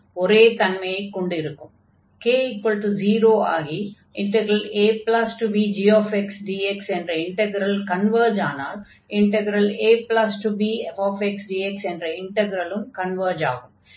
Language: Tamil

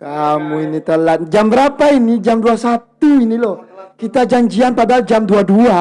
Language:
Indonesian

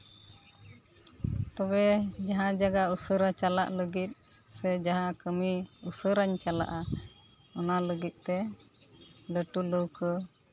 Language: Santali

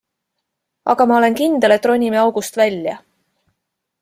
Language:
Estonian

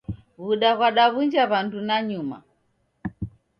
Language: Taita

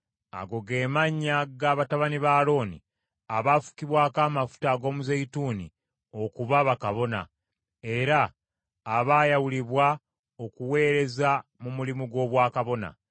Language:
Ganda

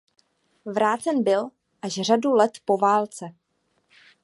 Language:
Czech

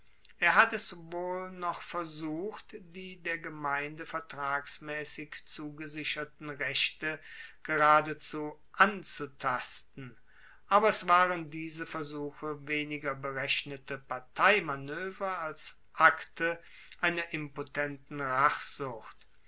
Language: German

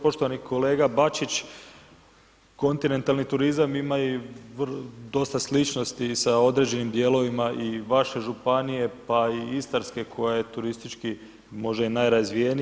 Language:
Croatian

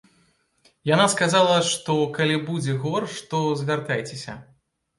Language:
Belarusian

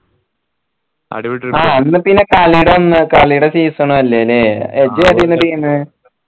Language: Malayalam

